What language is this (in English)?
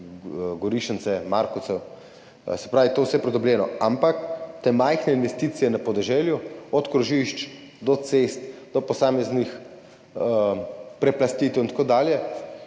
Slovenian